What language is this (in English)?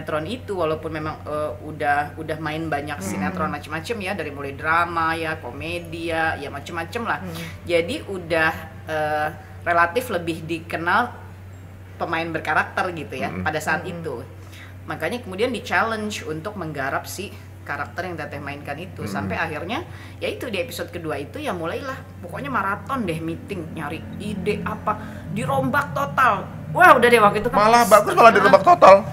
Indonesian